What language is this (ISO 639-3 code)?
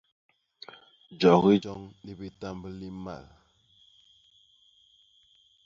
bas